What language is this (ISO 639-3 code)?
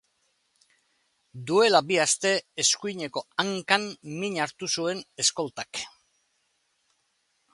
eus